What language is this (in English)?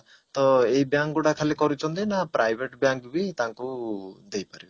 Odia